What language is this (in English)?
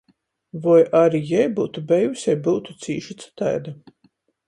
Latgalian